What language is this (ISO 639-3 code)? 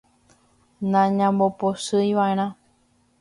grn